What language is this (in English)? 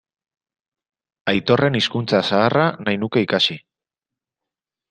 Basque